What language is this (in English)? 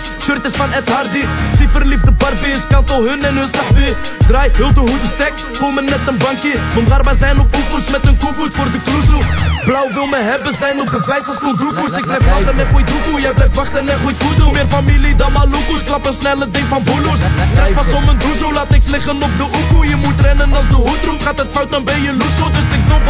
Arabic